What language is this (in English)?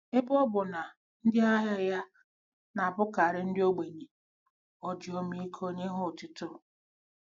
Igbo